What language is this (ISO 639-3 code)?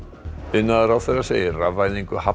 isl